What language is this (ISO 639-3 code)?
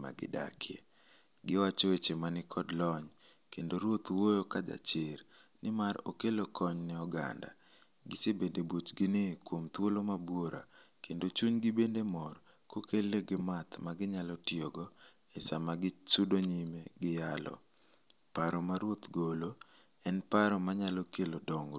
luo